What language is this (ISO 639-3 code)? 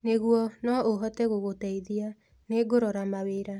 kik